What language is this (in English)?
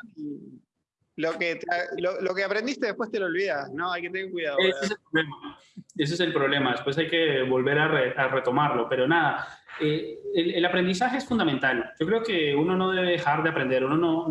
Spanish